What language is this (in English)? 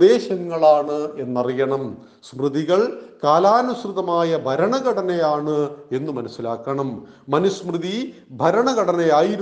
Malayalam